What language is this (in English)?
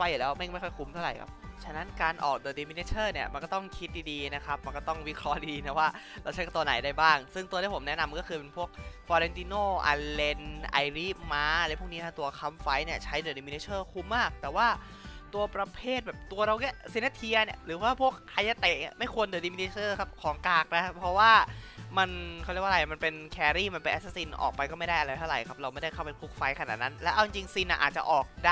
Thai